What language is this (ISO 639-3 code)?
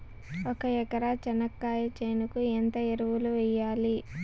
tel